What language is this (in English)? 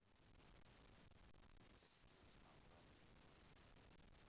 Russian